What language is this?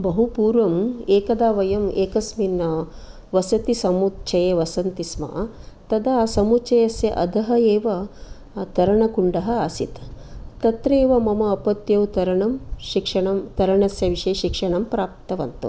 Sanskrit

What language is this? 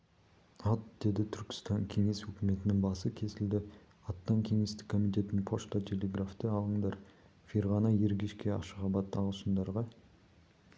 Kazakh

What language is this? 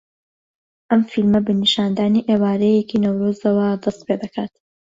Central Kurdish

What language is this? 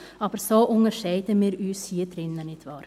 Swiss German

